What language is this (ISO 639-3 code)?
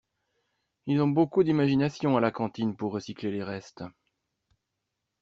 fra